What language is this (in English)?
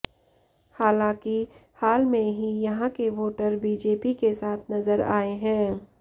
Hindi